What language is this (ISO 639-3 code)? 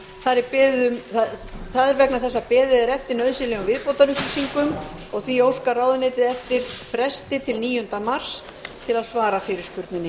isl